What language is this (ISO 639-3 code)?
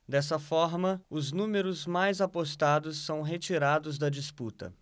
por